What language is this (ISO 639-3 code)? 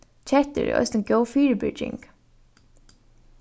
fao